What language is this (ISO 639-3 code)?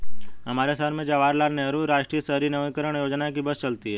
hin